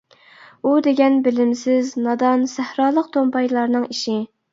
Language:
Uyghur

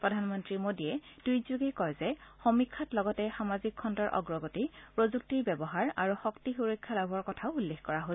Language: Assamese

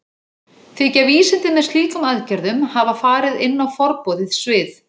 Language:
Icelandic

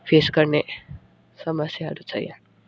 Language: Nepali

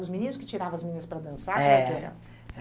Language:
Portuguese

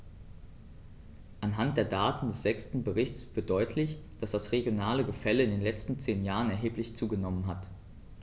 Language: German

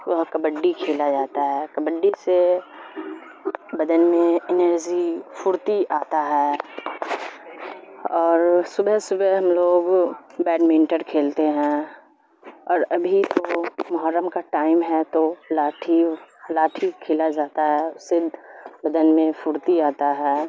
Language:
Urdu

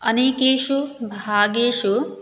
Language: Sanskrit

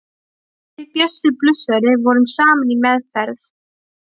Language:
Icelandic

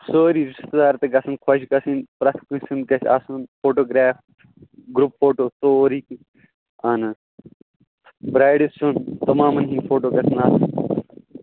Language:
Kashmiri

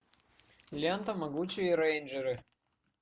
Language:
Russian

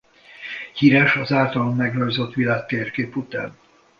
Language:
Hungarian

